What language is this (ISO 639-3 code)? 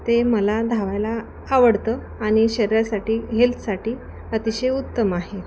mar